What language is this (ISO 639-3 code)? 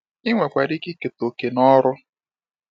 ibo